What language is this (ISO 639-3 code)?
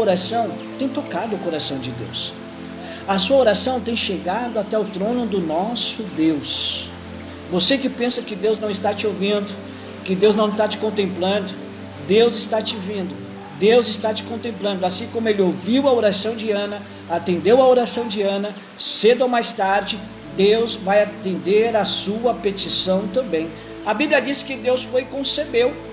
por